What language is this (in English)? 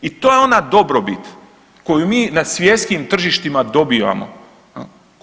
Croatian